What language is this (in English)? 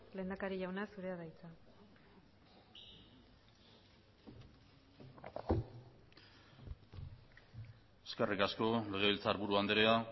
Basque